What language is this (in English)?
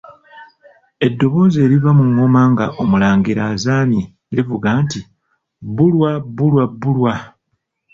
Ganda